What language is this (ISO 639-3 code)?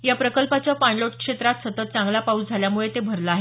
mar